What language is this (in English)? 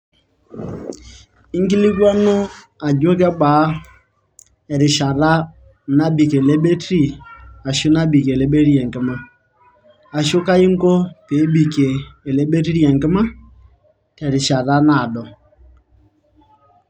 Masai